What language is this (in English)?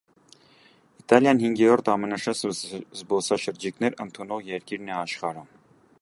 Armenian